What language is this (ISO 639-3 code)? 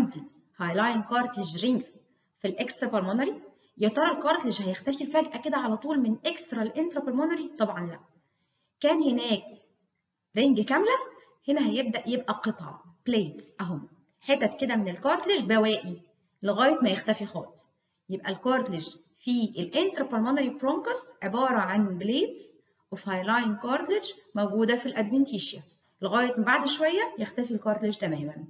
ara